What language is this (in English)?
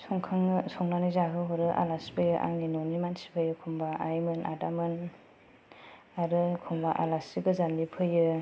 Bodo